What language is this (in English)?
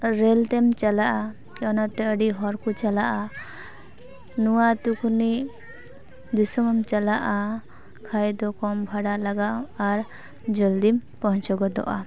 Santali